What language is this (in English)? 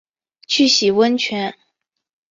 Chinese